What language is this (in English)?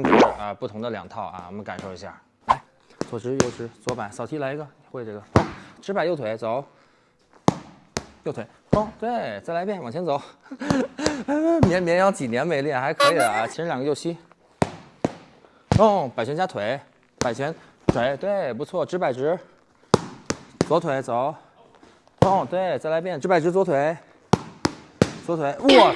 Chinese